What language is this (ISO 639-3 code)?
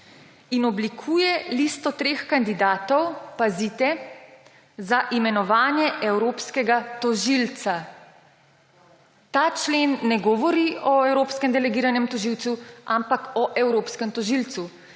slv